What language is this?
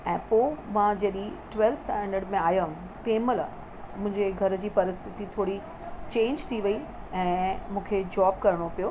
Sindhi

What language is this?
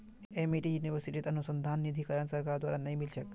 Magahi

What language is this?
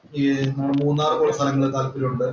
Malayalam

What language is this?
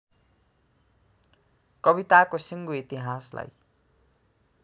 Nepali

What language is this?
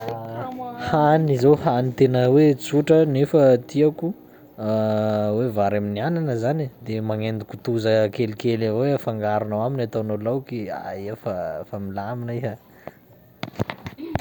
Sakalava Malagasy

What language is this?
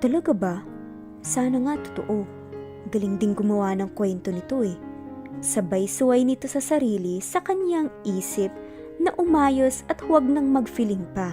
Filipino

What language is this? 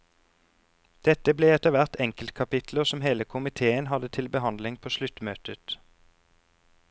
Norwegian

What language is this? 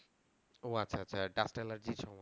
Bangla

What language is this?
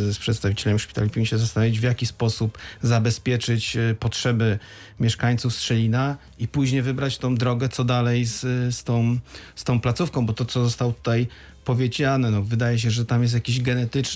Polish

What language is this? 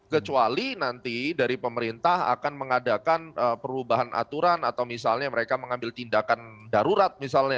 Indonesian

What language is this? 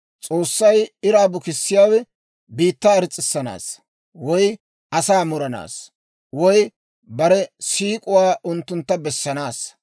Dawro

